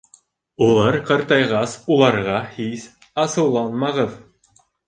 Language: Bashkir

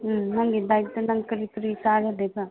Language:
Manipuri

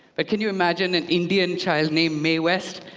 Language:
English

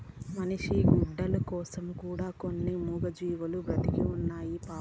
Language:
Telugu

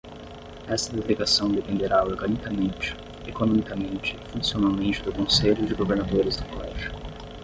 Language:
Portuguese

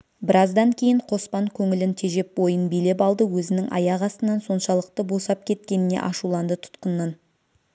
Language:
Kazakh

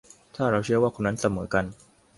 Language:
Thai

